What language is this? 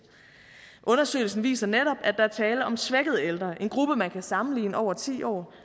Danish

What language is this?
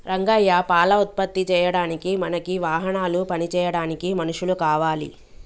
Telugu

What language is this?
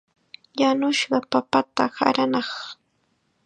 Chiquián Ancash Quechua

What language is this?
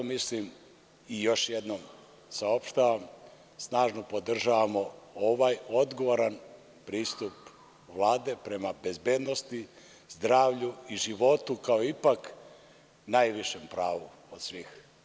Serbian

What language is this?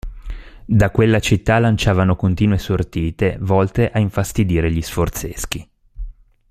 Italian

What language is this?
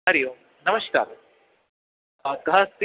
Sanskrit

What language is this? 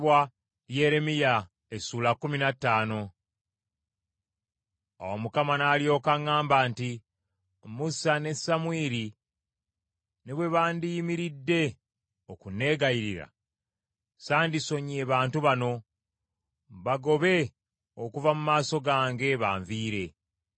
Ganda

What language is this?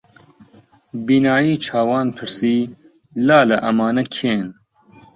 Central Kurdish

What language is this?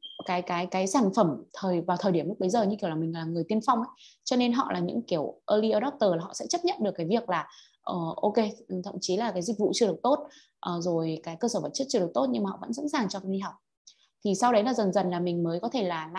Vietnamese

